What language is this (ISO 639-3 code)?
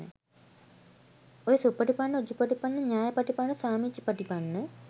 sin